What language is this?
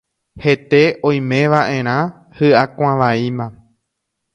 Guarani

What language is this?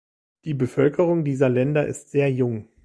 German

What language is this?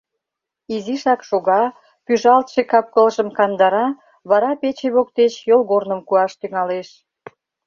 Mari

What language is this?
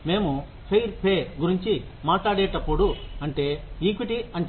Telugu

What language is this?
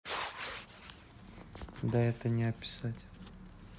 Russian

